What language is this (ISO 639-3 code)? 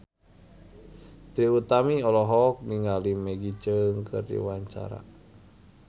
sun